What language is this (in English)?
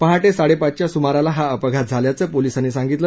Marathi